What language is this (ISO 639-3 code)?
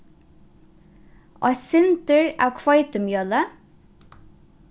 fao